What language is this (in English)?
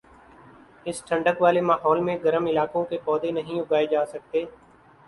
Urdu